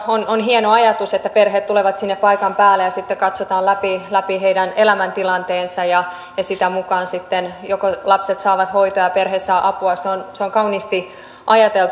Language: Finnish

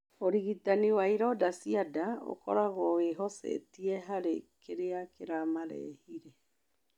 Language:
Kikuyu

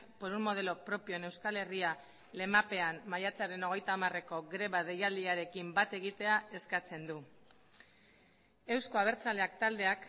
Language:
Basque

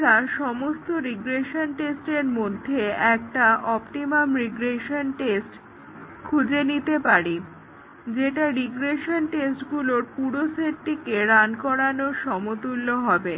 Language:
Bangla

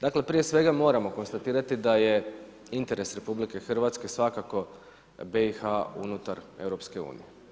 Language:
Croatian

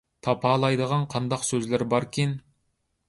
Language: Uyghur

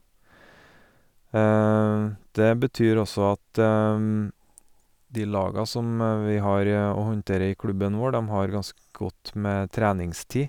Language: Norwegian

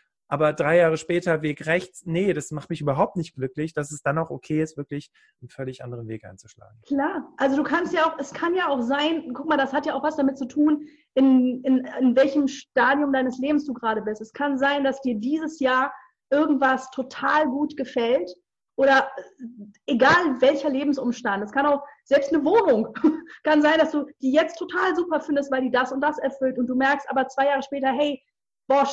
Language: German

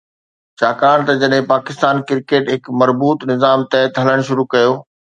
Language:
Sindhi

